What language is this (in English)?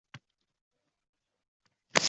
Uzbek